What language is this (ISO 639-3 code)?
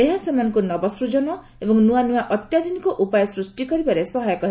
ori